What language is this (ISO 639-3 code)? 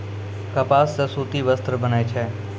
mai